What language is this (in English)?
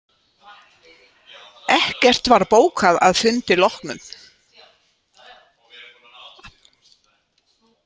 Icelandic